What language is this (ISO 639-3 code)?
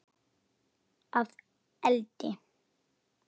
isl